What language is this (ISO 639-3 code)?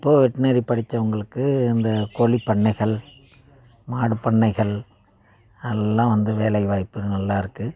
tam